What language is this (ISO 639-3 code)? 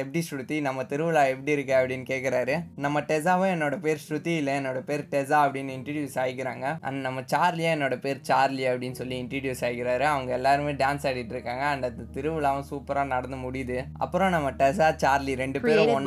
tam